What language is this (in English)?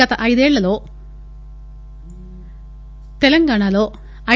Telugu